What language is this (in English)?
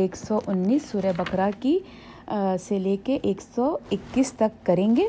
Urdu